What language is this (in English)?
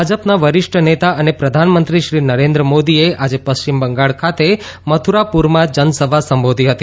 Gujarati